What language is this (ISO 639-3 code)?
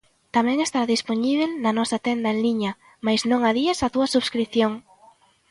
glg